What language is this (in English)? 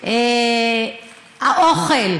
Hebrew